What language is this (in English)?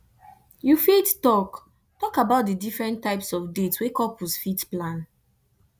Nigerian Pidgin